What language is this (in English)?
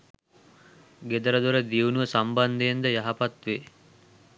Sinhala